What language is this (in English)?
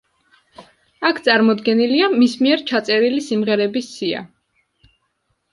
Georgian